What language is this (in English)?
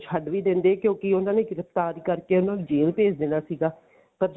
Punjabi